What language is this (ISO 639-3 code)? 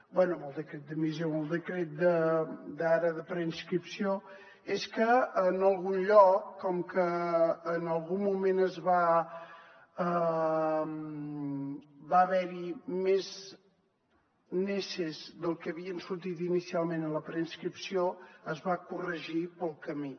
cat